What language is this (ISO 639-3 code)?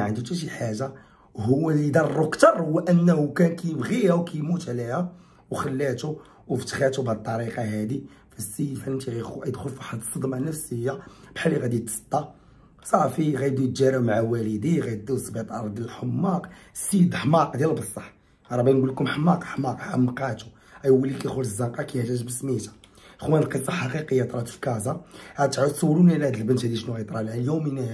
ara